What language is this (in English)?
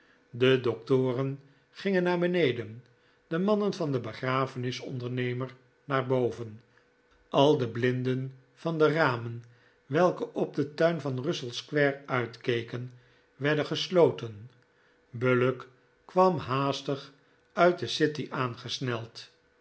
Dutch